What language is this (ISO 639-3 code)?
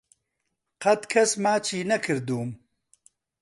ckb